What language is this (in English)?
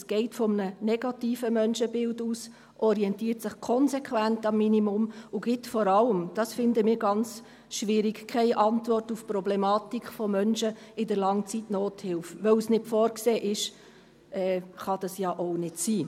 Swiss German